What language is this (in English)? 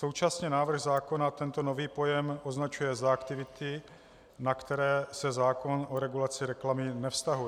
Czech